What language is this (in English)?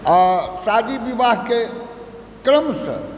Maithili